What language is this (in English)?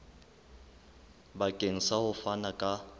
Southern Sotho